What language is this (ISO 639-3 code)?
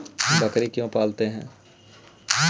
mag